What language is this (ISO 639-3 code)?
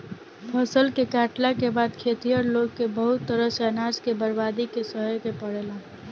bho